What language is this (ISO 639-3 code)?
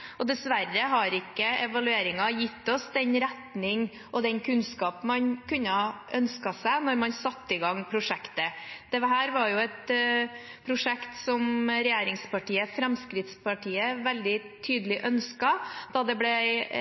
nob